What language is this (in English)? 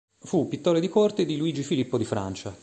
Italian